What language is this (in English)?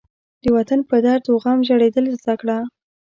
Pashto